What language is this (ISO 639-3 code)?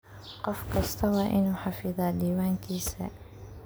som